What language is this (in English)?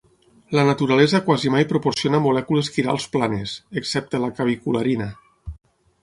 Catalan